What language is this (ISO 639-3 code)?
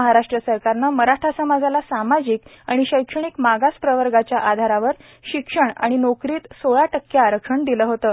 mar